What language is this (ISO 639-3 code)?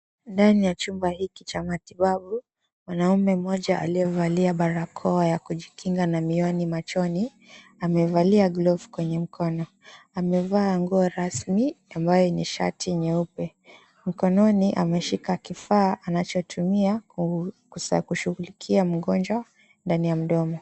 swa